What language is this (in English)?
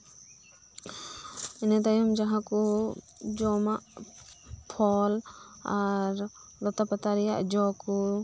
Santali